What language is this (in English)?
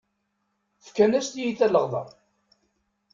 Kabyle